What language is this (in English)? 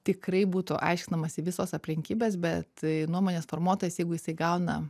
Lithuanian